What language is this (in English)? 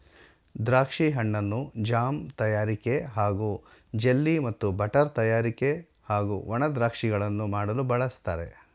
Kannada